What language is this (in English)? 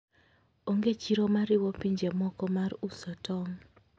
Luo (Kenya and Tanzania)